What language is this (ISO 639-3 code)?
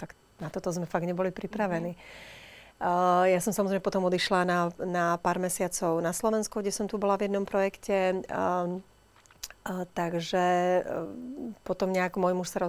slk